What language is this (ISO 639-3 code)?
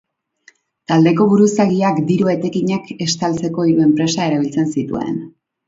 eus